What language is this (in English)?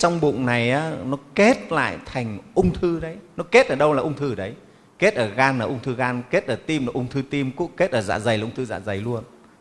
Vietnamese